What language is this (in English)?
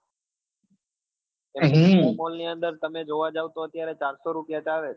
Gujarati